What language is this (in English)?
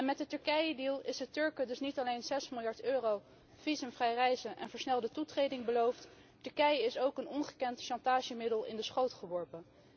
Dutch